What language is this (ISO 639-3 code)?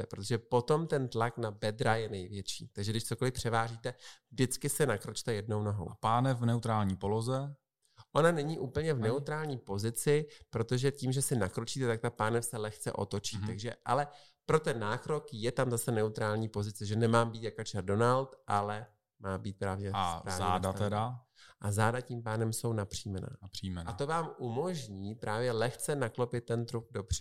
ces